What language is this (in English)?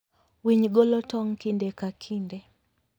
Luo (Kenya and Tanzania)